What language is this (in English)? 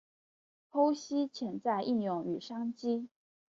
Chinese